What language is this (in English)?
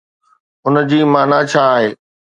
Sindhi